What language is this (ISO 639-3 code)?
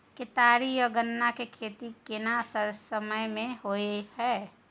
mai